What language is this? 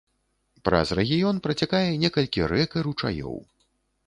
Belarusian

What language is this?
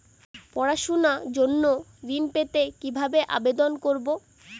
Bangla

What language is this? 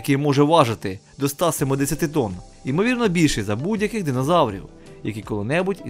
Ukrainian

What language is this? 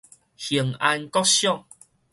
Min Nan Chinese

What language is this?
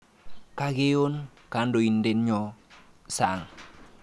Kalenjin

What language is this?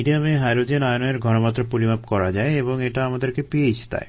Bangla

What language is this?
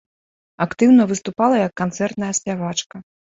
Belarusian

